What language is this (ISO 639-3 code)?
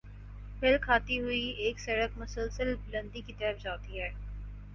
urd